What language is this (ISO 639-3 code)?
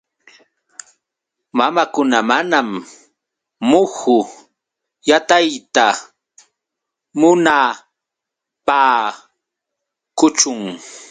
qux